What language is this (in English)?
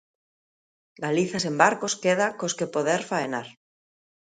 Galician